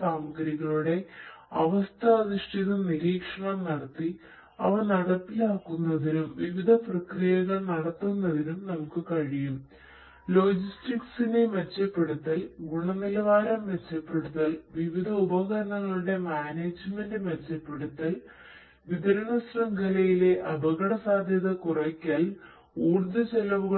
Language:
Malayalam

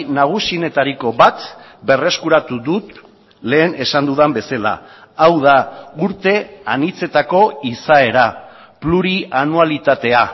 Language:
Basque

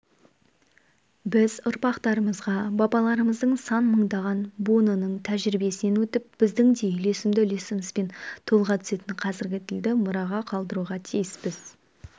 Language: Kazakh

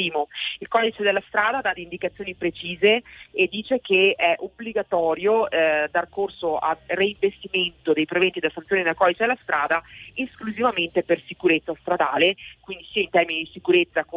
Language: Italian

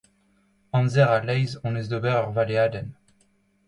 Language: Breton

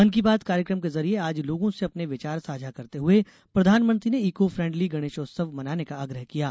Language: Hindi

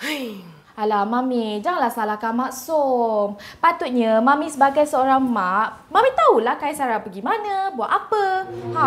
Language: Malay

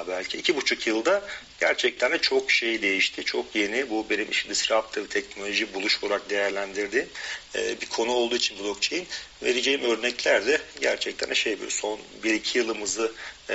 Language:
Turkish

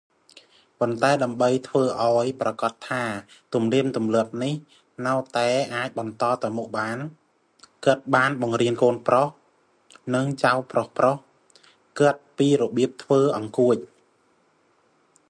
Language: Khmer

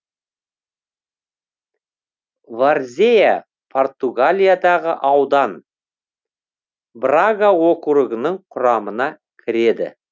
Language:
Kazakh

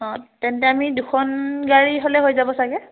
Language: Assamese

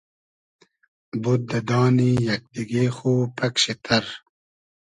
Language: Hazaragi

